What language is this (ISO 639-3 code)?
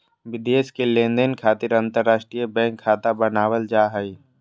mag